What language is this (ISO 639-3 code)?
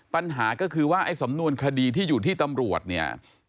tha